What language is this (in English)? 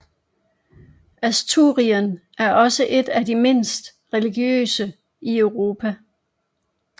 Danish